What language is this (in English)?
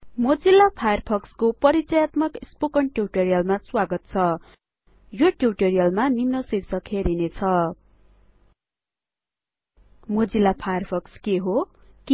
Nepali